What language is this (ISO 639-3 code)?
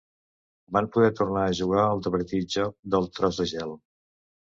cat